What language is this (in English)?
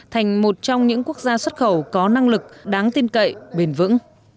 Vietnamese